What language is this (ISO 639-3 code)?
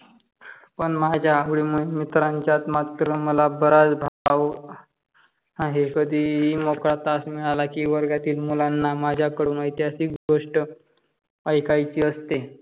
mar